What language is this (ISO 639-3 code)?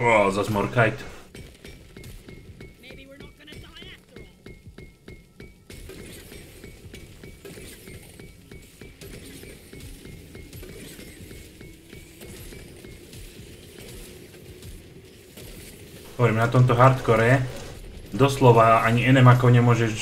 slk